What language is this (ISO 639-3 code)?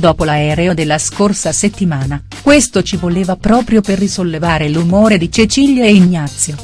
ita